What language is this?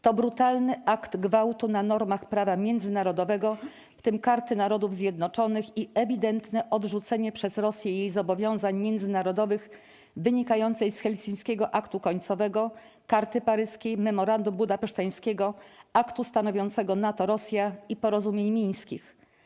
Polish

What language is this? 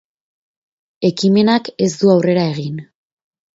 Basque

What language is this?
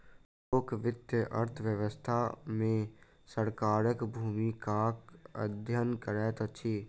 Maithili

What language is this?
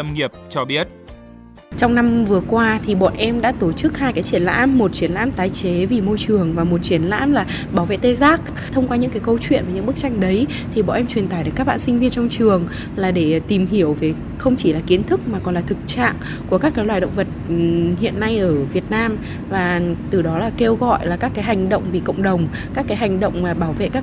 Vietnamese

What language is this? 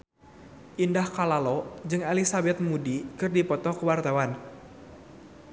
Sundanese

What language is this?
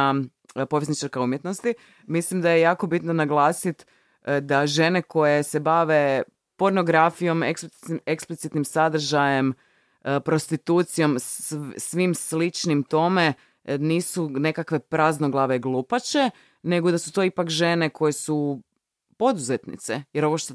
Croatian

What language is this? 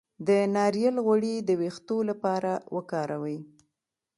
Pashto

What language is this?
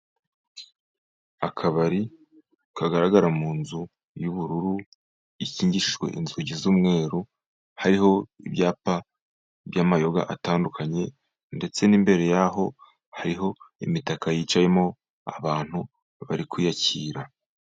Kinyarwanda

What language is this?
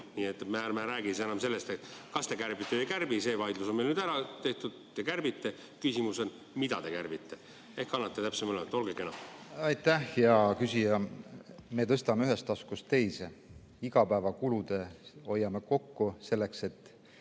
Estonian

